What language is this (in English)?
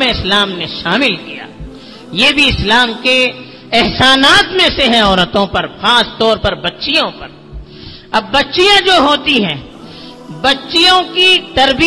Urdu